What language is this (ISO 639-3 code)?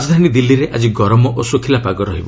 ori